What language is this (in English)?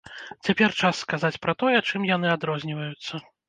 Belarusian